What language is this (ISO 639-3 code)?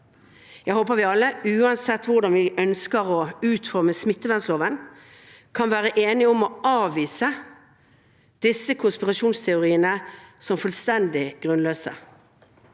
nor